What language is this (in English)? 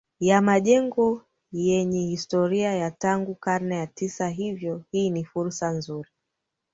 Swahili